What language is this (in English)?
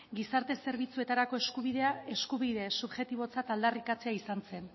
Basque